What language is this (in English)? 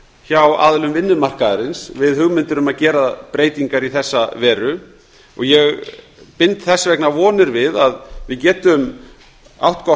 Icelandic